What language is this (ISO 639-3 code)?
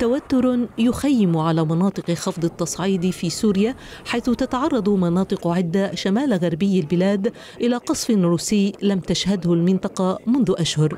ara